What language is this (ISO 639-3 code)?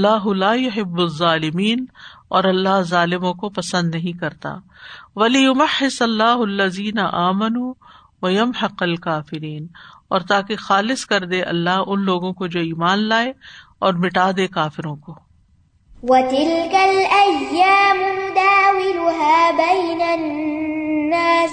urd